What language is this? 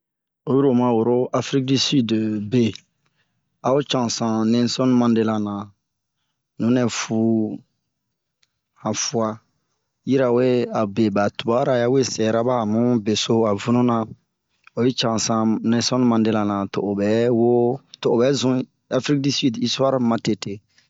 Bomu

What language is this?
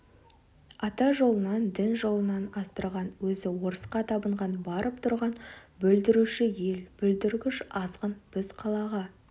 Kazakh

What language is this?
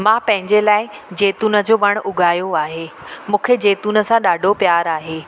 Sindhi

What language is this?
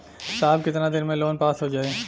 Bhojpuri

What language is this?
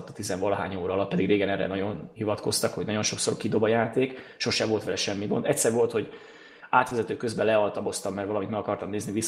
Hungarian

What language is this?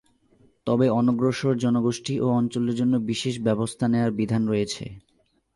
Bangla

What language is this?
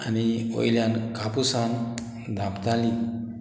Konkani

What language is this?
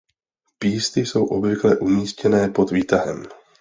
Czech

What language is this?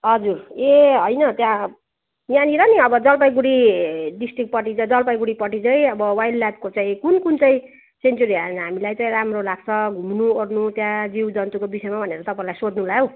Nepali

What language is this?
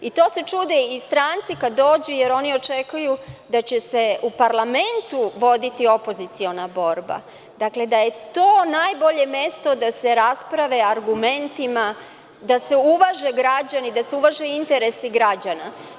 Serbian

